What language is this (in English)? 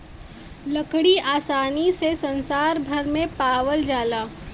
Bhojpuri